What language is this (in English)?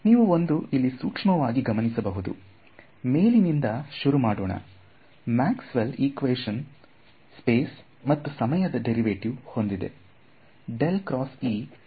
Kannada